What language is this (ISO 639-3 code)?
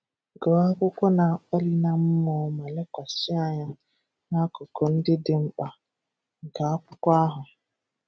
ibo